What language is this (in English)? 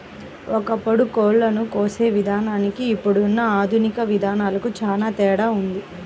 Telugu